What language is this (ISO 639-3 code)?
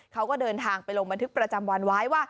tha